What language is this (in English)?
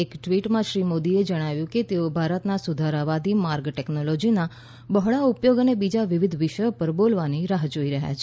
Gujarati